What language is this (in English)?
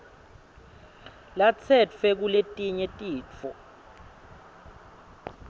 Swati